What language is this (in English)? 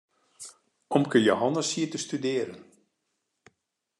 Western Frisian